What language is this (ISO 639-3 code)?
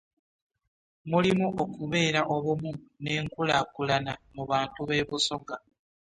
lug